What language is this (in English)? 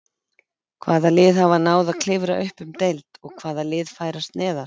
Icelandic